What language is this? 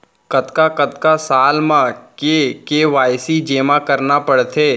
Chhattisgarhi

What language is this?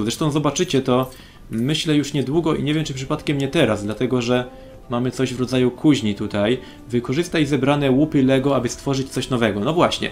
Polish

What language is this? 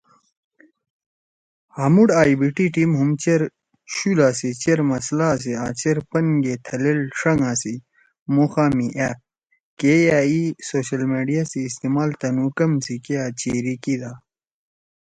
Torwali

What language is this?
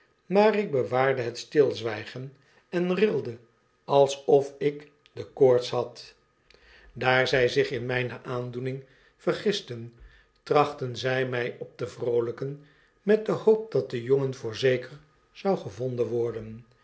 Dutch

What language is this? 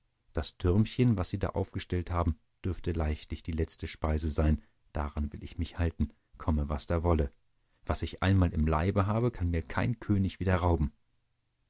German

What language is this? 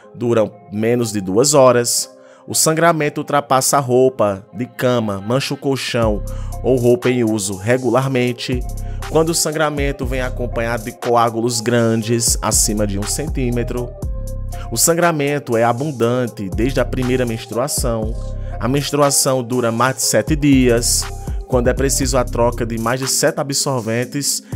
Portuguese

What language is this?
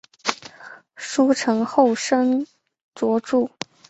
Chinese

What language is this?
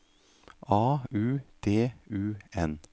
Norwegian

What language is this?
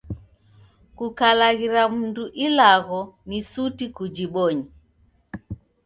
Taita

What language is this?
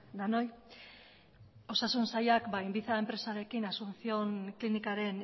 Basque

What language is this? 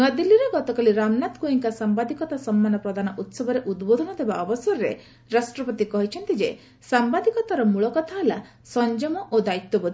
Odia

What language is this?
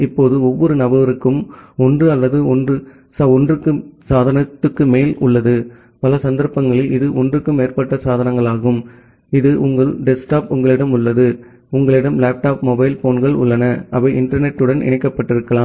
Tamil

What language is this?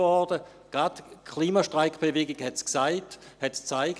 Swiss German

